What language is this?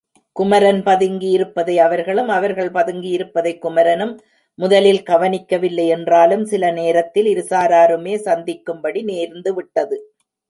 Tamil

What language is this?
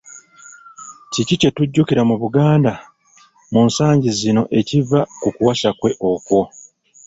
Ganda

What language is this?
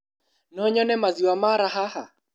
Kikuyu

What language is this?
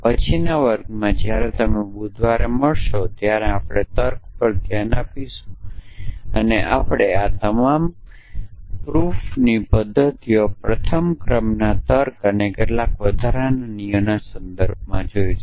Gujarati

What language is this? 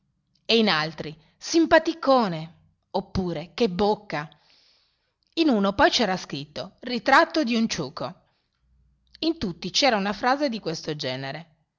Italian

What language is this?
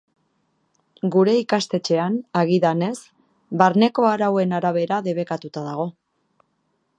Basque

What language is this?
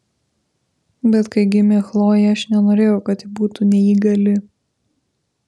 Lithuanian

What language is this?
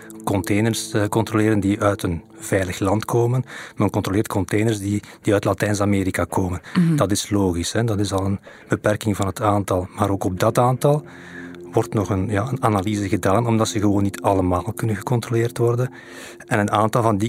Dutch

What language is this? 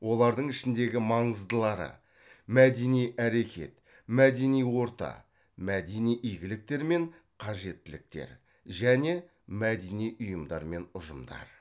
Kazakh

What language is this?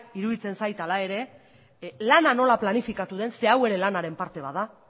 Basque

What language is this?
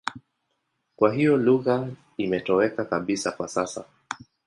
Swahili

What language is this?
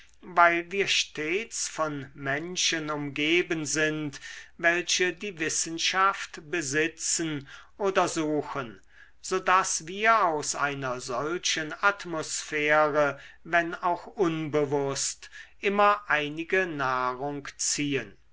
German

